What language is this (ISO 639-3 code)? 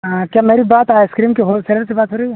hin